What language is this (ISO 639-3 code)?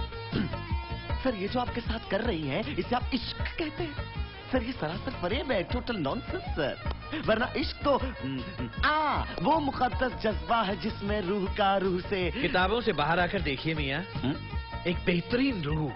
hin